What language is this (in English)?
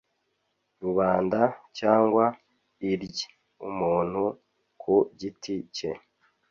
Kinyarwanda